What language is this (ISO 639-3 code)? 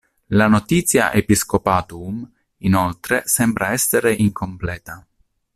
ita